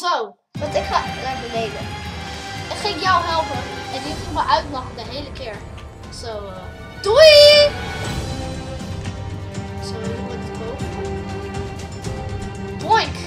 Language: Dutch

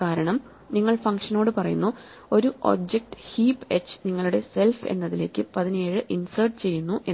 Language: Malayalam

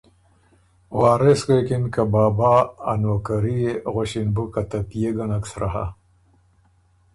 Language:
Ormuri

